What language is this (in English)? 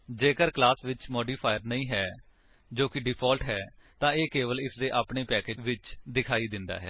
Punjabi